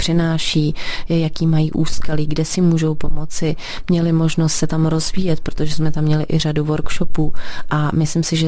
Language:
Czech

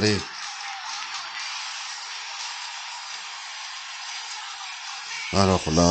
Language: French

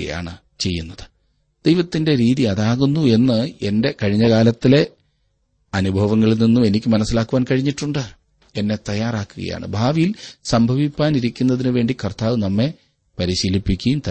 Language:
Malayalam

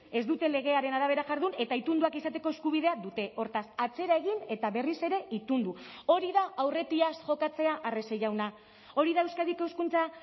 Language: Basque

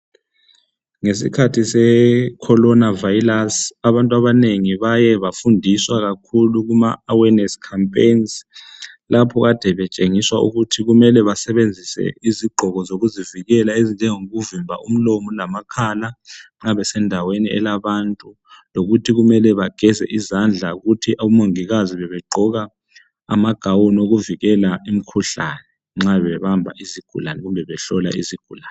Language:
North Ndebele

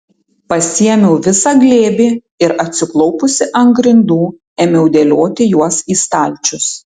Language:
Lithuanian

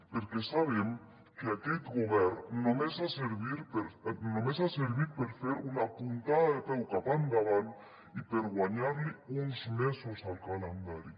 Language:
Catalan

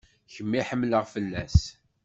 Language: Kabyle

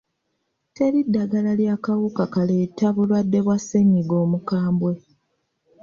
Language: Ganda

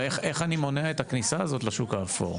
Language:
Hebrew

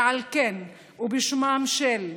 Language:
Hebrew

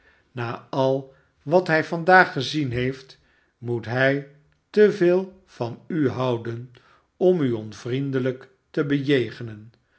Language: Dutch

